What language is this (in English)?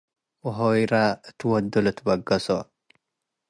Tigre